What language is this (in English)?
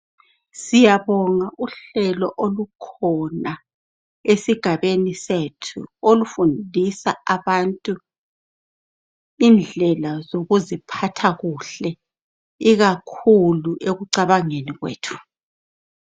North Ndebele